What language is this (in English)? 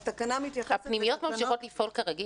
Hebrew